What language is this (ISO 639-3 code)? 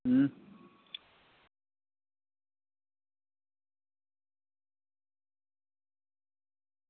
doi